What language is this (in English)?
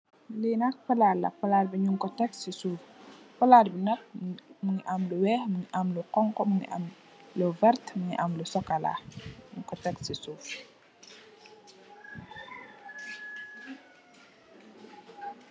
Wolof